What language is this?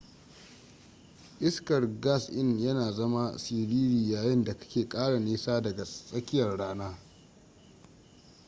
Hausa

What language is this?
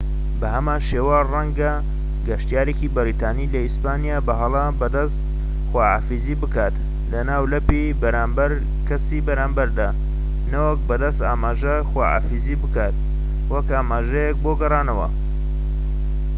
Central Kurdish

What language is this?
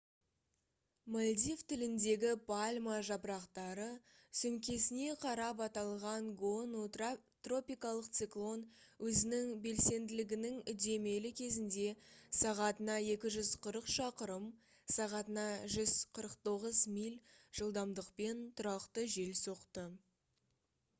Kazakh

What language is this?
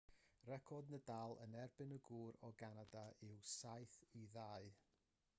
Welsh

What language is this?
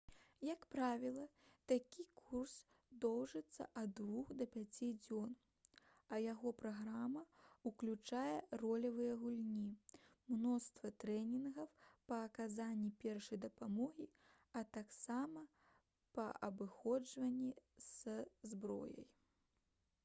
Belarusian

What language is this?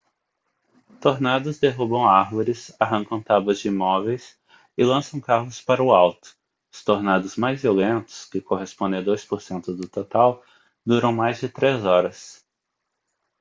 Portuguese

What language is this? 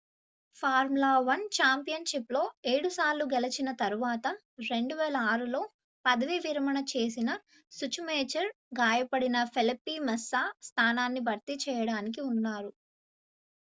Telugu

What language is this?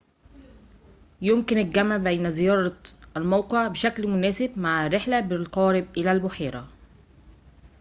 Arabic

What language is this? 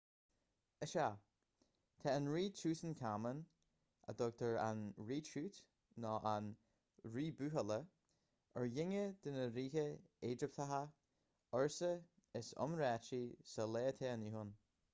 Irish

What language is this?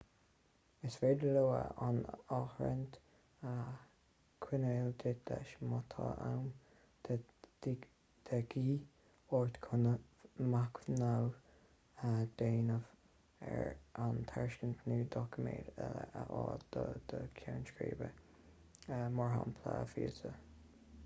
Irish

